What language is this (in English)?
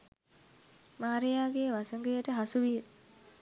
Sinhala